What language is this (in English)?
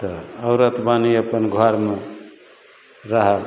Maithili